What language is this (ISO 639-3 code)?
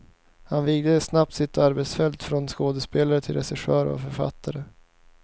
swe